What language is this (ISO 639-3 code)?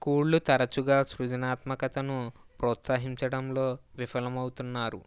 tel